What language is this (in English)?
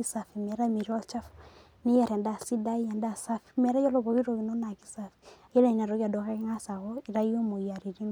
Masai